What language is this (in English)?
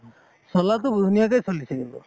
Assamese